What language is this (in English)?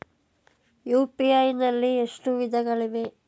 Kannada